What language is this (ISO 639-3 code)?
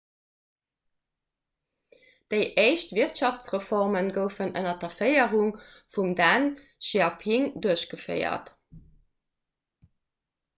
ltz